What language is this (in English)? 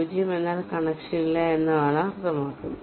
Malayalam